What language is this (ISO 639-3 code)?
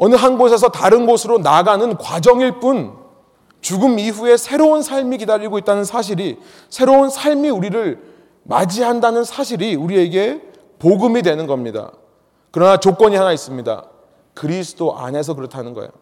kor